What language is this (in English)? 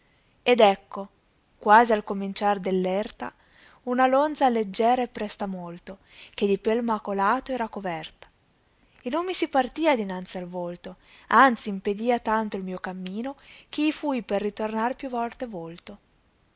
Italian